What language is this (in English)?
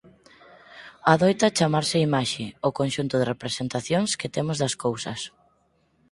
Galician